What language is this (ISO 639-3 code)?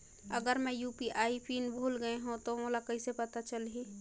hne